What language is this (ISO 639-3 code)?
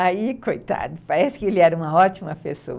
por